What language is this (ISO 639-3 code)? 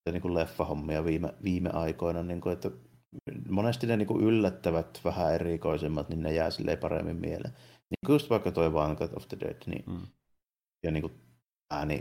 fin